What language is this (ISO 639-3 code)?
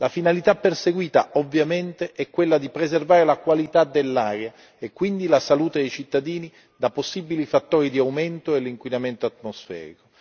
ita